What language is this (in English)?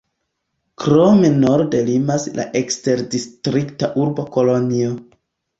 Esperanto